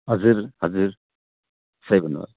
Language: Nepali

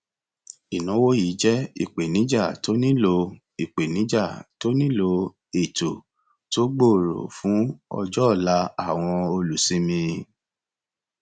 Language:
Yoruba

